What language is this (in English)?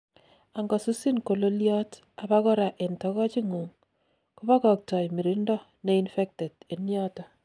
Kalenjin